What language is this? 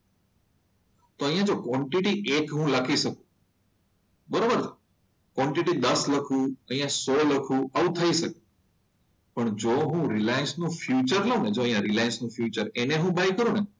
Gujarati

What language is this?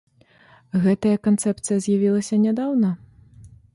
Belarusian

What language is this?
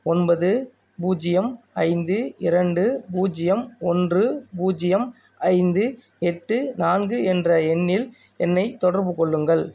Tamil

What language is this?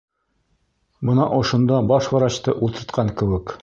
Bashkir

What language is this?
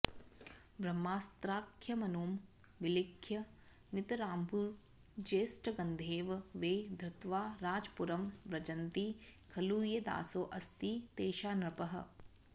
Sanskrit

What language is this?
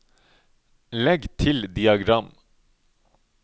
Norwegian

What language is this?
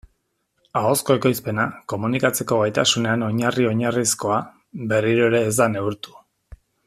Basque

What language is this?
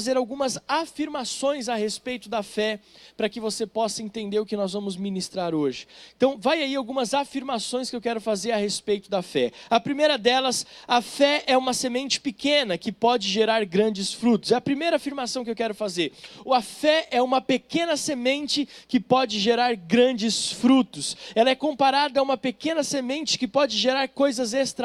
Portuguese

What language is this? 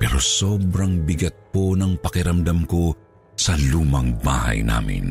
Filipino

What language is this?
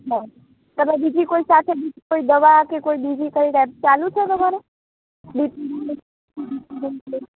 Gujarati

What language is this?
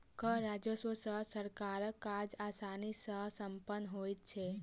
Maithili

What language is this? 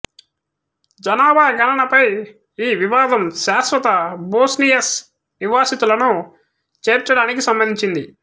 Telugu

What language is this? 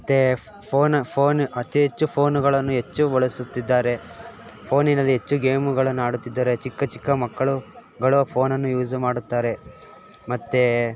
Kannada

